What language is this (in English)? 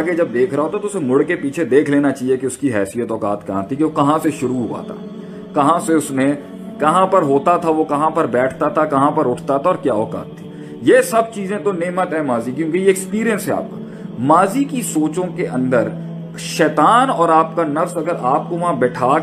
Urdu